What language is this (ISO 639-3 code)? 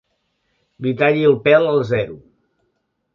cat